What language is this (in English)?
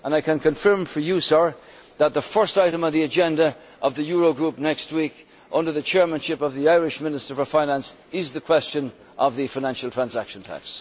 English